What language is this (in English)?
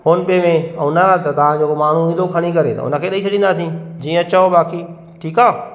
Sindhi